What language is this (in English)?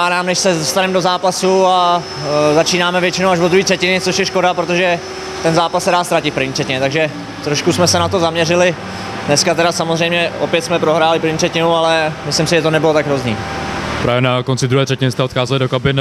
Czech